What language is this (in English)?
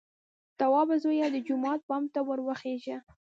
Pashto